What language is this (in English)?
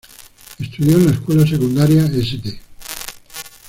Spanish